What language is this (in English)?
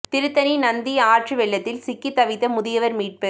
Tamil